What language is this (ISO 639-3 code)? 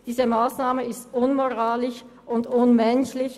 gsw